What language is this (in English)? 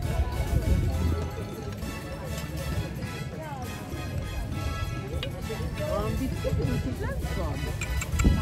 Turkish